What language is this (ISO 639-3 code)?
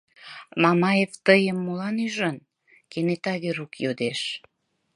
chm